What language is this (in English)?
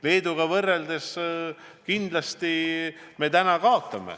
Estonian